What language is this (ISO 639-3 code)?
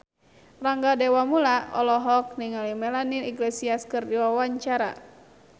sun